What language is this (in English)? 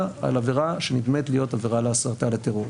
Hebrew